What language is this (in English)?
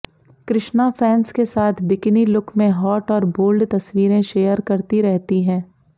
Hindi